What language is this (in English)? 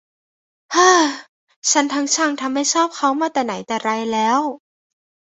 Thai